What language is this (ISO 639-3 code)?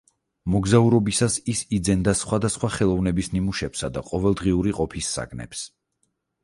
kat